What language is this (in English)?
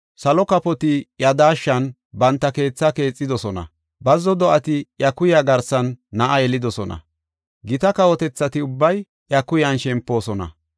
Gofa